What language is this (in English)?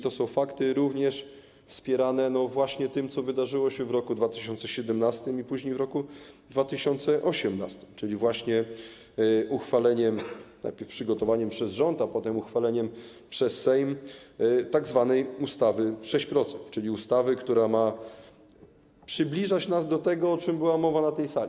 Polish